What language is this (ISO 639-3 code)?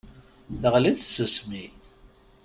kab